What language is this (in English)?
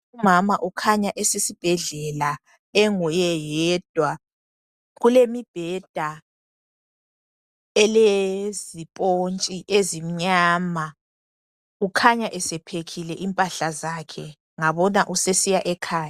North Ndebele